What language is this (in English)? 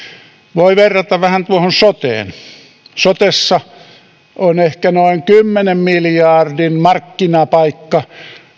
Finnish